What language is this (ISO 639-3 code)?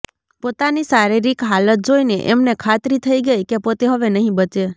guj